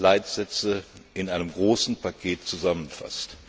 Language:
German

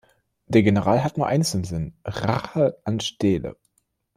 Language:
German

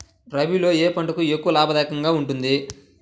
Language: Telugu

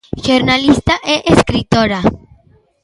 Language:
Galician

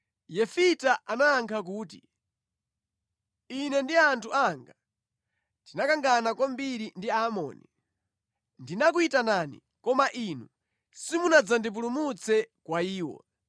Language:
Nyanja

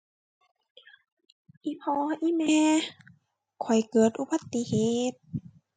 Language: Thai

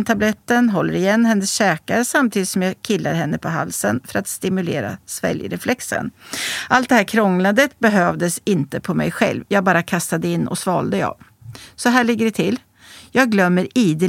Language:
Swedish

